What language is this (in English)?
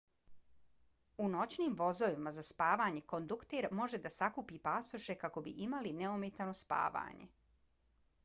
Bosnian